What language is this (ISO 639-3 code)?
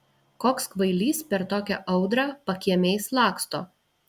lit